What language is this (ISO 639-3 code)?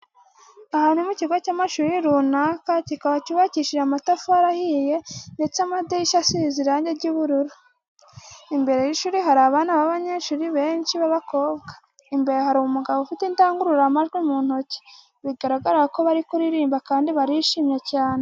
kin